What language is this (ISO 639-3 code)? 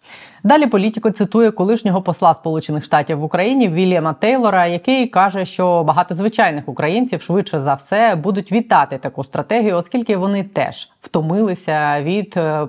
ukr